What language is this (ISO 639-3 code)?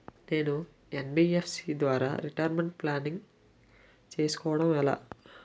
tel